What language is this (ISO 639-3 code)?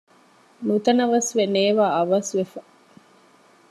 div